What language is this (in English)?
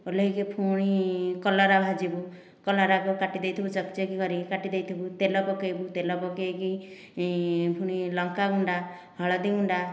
Odia